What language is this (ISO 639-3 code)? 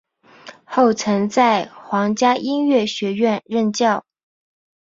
zho